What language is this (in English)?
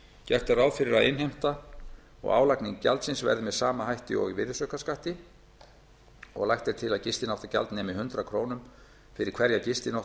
Icelandic